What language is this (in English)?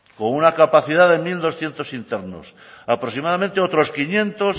Spanish